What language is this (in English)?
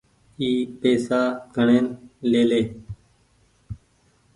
Goaria